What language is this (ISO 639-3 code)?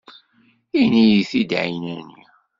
kab